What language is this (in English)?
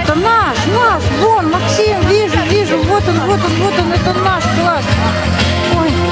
Russian